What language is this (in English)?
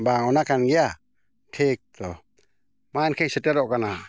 Santali